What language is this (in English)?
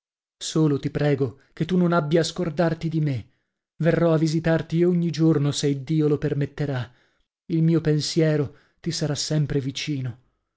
Italian